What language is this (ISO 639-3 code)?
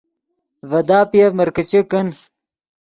ydg